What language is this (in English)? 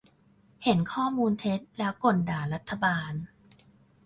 Thai